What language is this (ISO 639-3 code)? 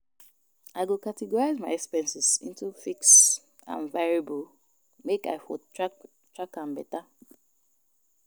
pcm